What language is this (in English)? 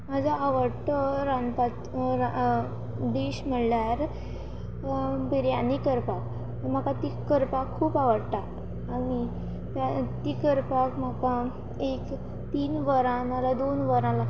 Konkani